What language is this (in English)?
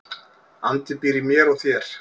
Icelandic